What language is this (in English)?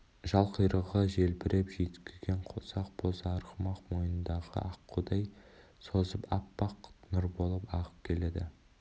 Kazakh